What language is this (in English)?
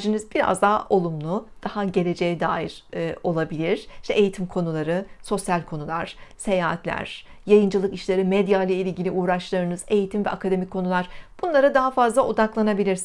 Turkish